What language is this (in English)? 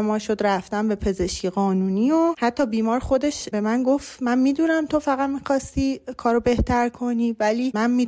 Persian